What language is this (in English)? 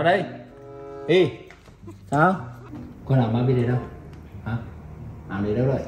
Vietnamese